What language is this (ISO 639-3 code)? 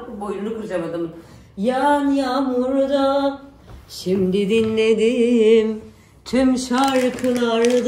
tur